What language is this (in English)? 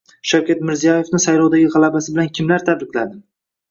Uzbek